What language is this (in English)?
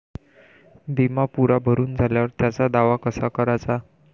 Marathi